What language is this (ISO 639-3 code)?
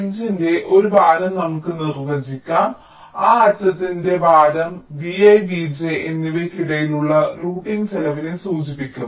mal